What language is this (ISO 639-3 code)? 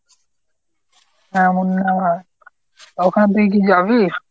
ben